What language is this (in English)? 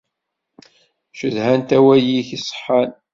Kabyle